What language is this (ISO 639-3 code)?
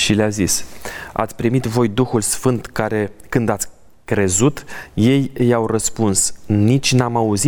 ron